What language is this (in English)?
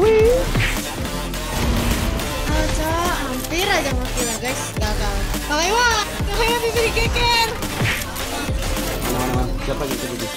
Indonesian